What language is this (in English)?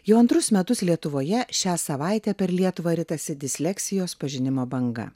Lithuanian